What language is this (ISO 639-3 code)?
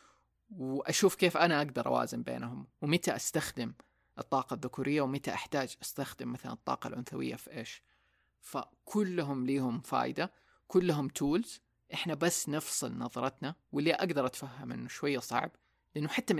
ara